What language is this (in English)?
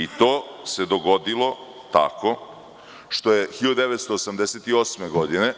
Serbian